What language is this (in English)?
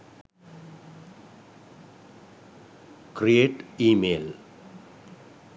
Sinhala